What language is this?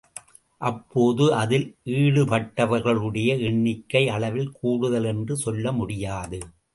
Tamil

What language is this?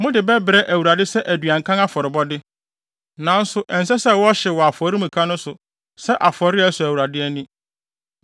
Akan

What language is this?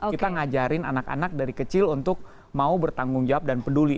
Indonesian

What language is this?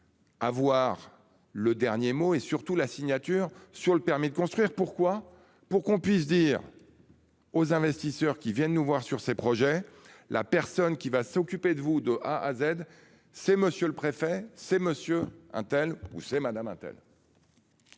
French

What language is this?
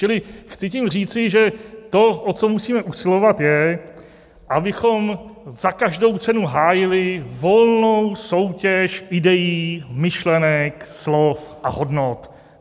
Czech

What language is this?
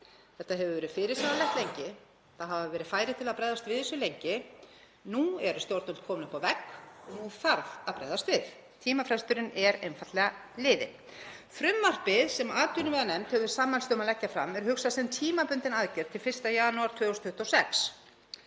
Icelandic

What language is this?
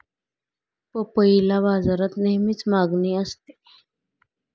Marathi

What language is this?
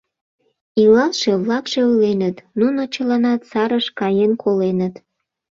Mari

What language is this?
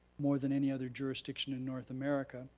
English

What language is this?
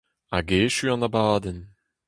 Breton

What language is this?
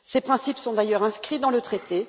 French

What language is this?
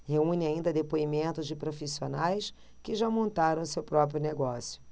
Portuguese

